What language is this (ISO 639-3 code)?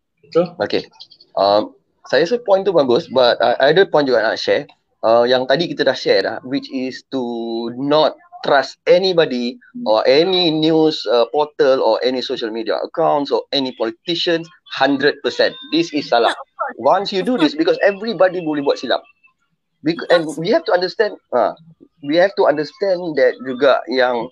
msa